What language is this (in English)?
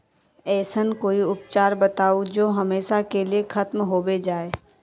Magahi